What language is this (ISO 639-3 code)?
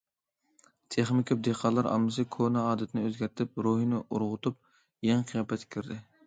uig